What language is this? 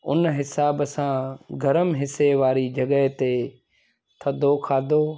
Sindhi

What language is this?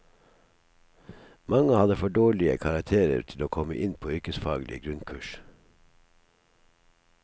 Norwegian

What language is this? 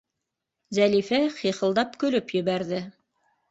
Bashkir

